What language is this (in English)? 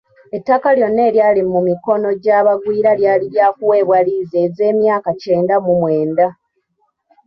Ganda